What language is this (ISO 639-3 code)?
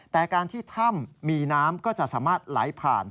tha